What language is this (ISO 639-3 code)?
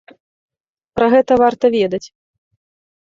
bel